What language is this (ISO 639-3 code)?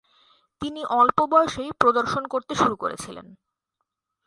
ben